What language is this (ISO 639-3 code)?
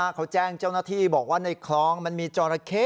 tha